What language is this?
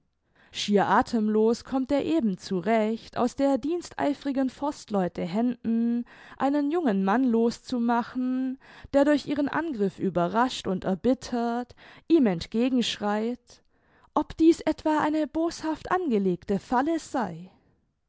German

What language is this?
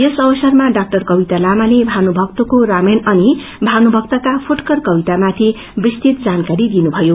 Nepali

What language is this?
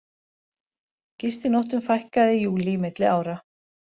Icelandic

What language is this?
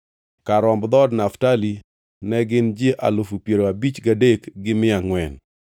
Luo (Kenya and Tanzania)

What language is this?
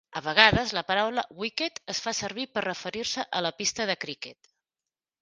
Catalan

